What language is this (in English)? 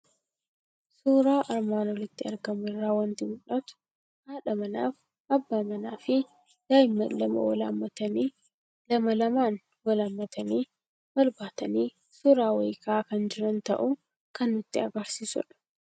Oromo